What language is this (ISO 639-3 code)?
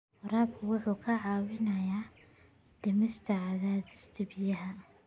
som